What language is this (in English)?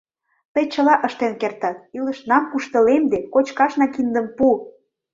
Mari